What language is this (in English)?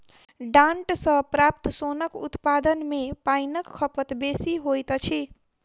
Maithili